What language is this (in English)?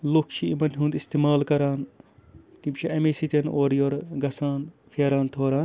Kashmiri